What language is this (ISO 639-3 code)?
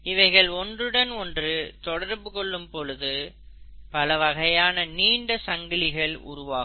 tam